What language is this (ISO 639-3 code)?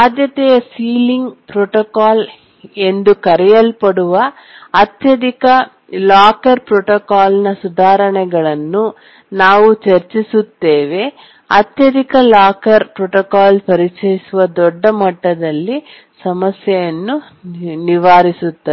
kan